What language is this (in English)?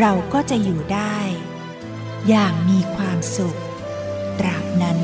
Thai